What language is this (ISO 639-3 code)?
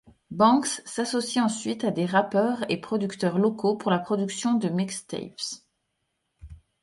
fra